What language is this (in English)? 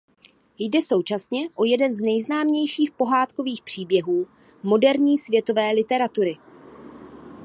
Czech